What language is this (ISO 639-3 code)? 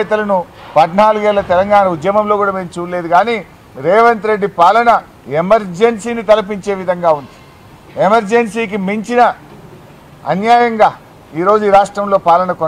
tel